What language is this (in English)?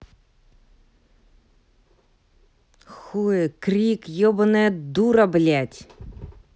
Russian